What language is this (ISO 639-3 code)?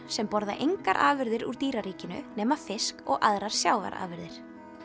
isl